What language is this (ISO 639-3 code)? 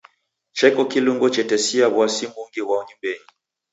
dav